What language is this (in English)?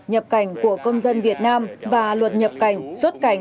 Vietnamese